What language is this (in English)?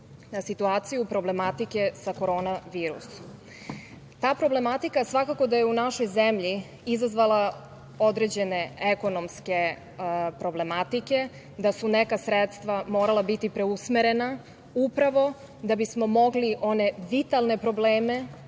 Serbian